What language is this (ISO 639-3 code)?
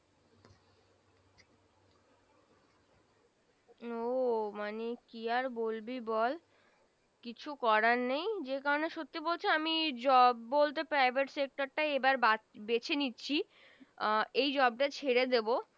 ben